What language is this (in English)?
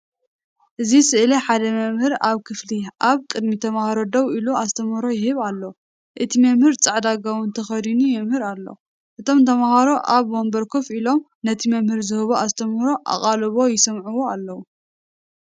Tigrinya